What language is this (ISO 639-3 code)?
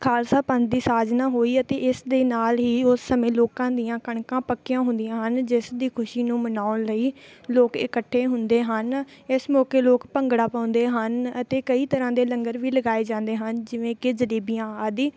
pan